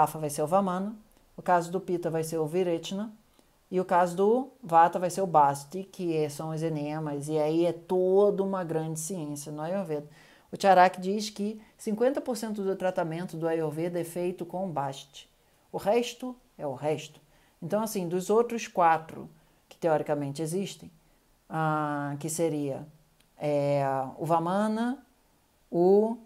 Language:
Portuguese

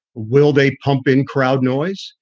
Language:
English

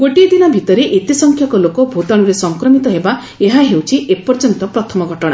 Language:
Odia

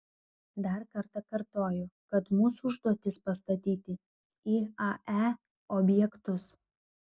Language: Lithuanian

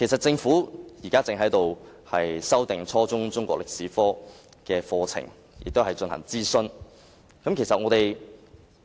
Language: Cantonese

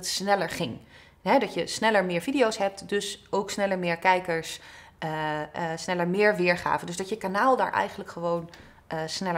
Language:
Dutch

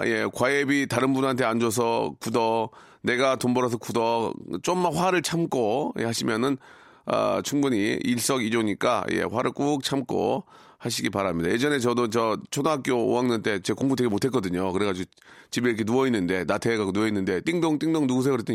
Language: Korean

